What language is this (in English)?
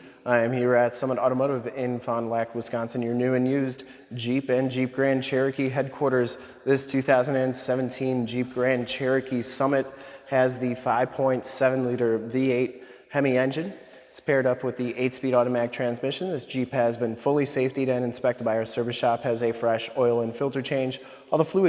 English